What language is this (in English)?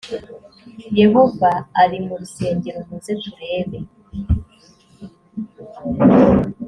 Kinyarwanda